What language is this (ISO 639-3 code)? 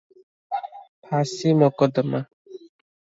ori